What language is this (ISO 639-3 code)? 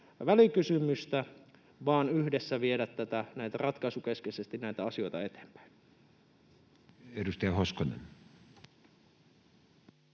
fin